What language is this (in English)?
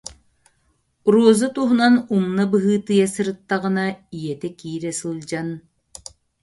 Yakut